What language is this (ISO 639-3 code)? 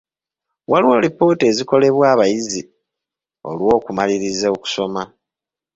lug